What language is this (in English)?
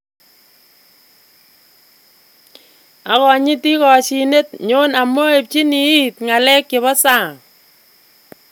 Kalenjin